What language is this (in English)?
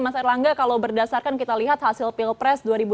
Indonesian